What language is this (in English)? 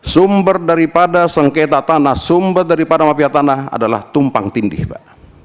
Indonesian